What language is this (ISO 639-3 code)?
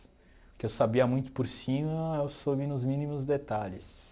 por